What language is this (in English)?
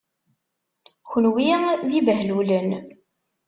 Kabyle